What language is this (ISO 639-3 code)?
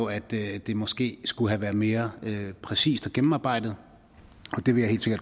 dan